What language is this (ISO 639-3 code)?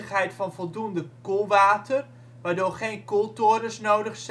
nld